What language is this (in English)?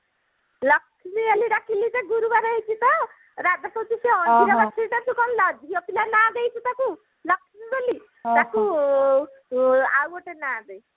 Odia